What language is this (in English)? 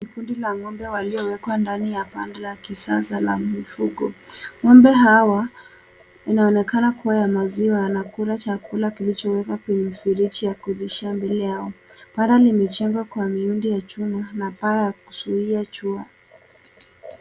Swahili